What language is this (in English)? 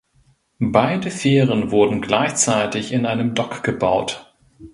German